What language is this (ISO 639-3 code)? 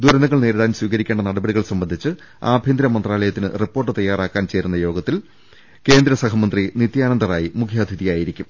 mal